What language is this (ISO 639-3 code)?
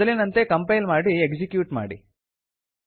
kan